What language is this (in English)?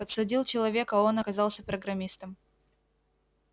Russian